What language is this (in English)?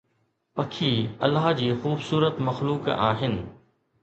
Sindhi